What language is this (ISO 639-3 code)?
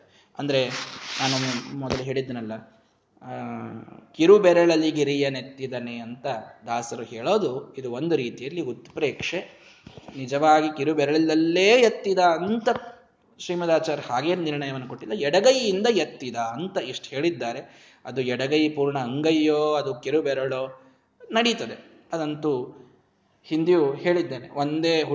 kan